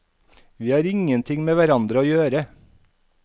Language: Norwegian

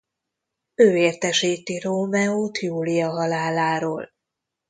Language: Hungarian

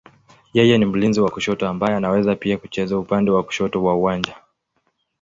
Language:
Swahili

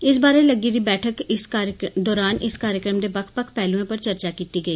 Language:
Dogri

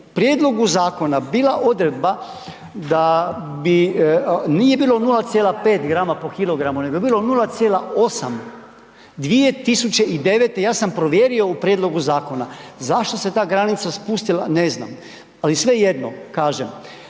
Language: Croatian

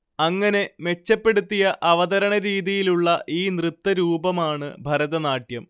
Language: Malayalam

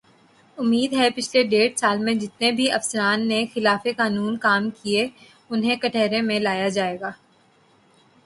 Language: Urdu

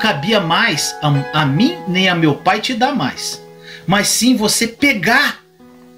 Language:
Portuguese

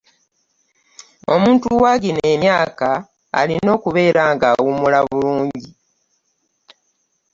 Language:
Ganda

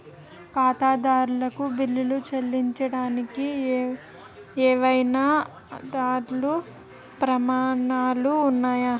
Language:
Telugu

